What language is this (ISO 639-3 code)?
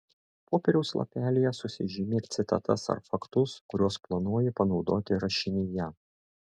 lit